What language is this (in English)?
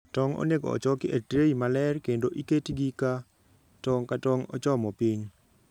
Luo (Kenya and Tanzania)